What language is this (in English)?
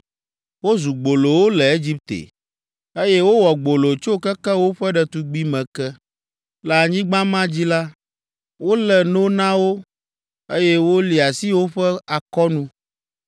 Ewe